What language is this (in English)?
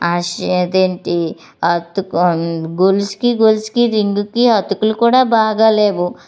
Telugu